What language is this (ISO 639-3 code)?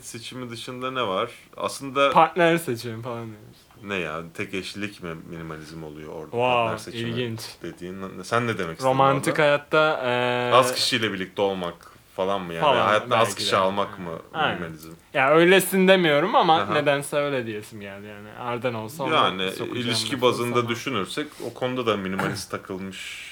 tur